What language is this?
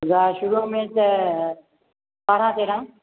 Sindhi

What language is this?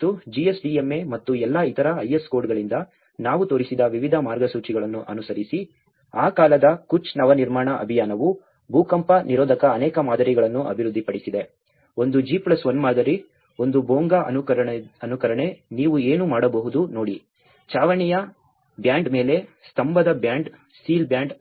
Kannada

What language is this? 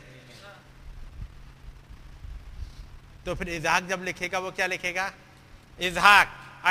Hindi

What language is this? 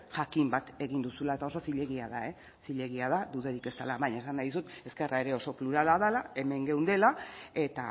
Basque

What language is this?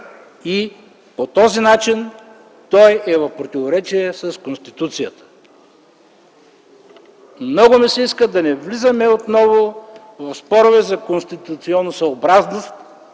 Bulgarian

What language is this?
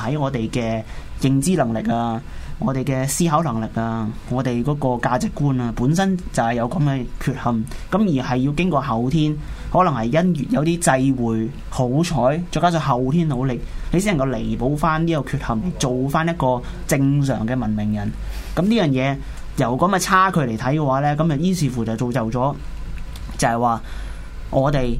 Chinese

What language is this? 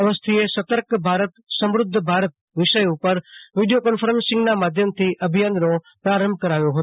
Gujarati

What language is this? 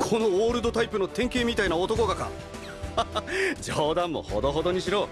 Japanese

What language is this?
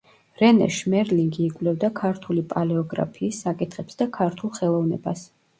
Georgian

